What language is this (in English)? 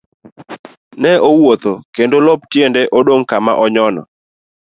Luo (Kenya and Tanzania)